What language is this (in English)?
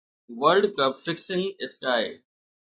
Sindhi